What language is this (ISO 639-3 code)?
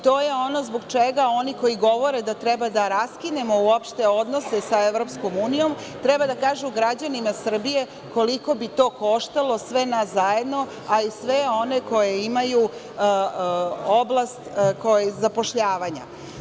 srp